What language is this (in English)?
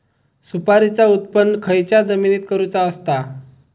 Marathi